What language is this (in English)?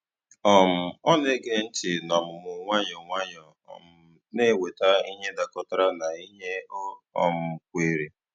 Igbo